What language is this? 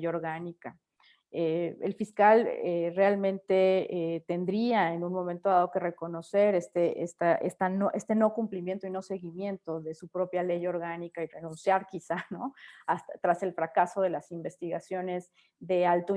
Spanish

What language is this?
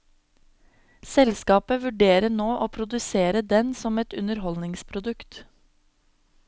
Norwegian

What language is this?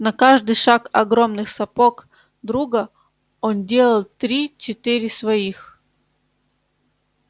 Russian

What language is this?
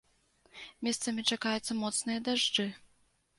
Belarusian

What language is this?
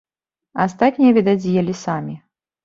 Belarusian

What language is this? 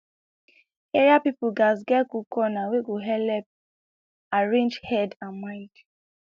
Nigerian Pidgin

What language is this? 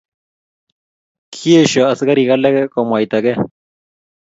Kalenjin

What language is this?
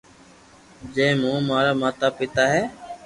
Loarki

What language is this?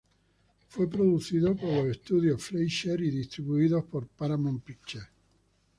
Spanish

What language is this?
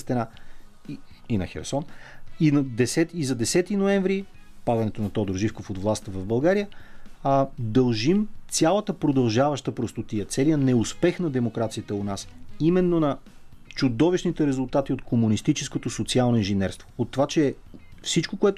Bulgarian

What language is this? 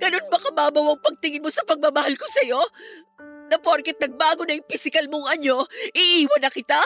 Filipino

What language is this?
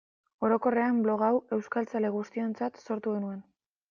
Basque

